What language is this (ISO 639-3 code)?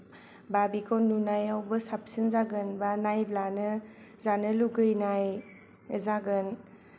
brx